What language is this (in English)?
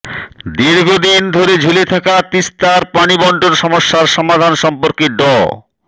Bangla